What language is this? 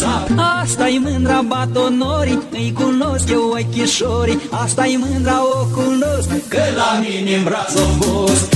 Romanian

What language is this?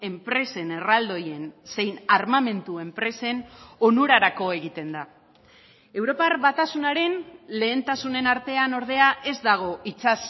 Basque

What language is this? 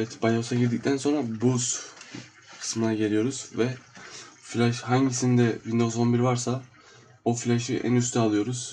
Turkish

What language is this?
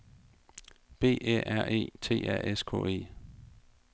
Danish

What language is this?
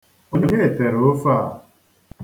Igbo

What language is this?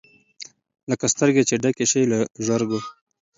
Pashto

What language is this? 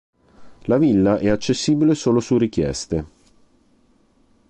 Italian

